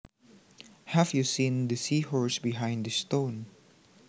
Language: Javanese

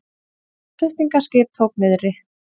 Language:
Icelandic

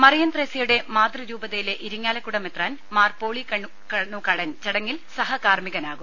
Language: Malayalam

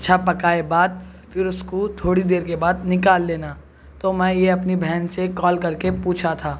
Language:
Urdu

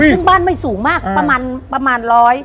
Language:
Thai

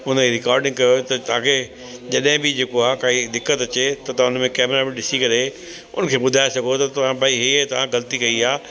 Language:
Sindhi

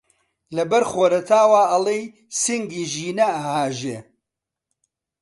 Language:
Central Kurdish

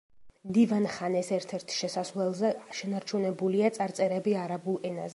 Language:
Georgian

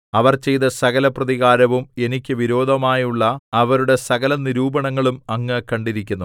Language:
Malayalam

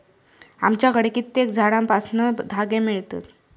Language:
Marathi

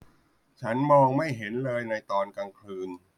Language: Thai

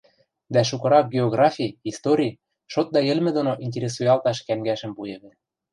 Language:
Western Mari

